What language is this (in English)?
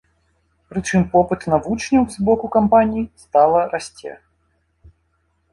Belarusian